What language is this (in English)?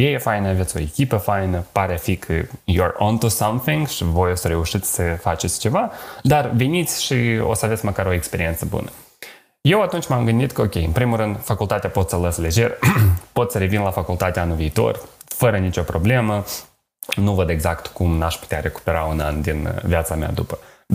Romanian